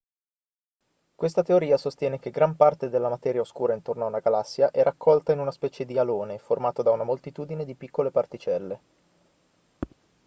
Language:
Italian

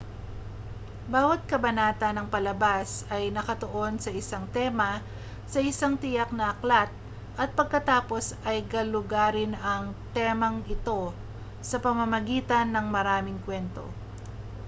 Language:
Filipino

